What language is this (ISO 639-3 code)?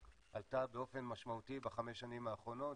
heb